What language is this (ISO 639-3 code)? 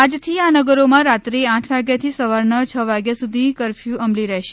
guj